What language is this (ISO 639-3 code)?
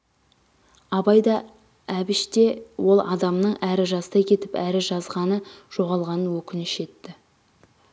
kaz